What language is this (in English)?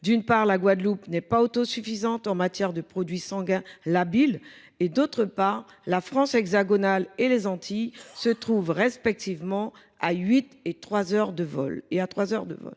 French